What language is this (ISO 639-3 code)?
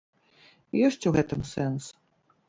bel